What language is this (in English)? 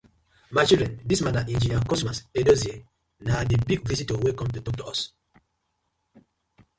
Nigerian Pidgin